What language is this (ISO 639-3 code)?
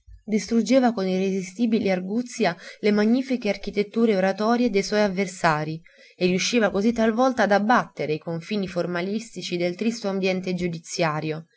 ita